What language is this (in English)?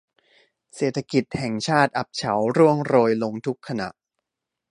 Thai